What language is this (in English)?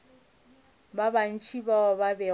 Northern Sotho